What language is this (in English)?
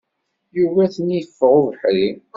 Kabyle